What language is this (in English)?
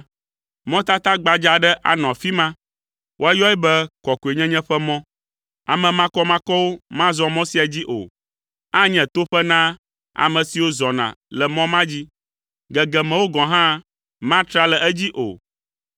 Ewe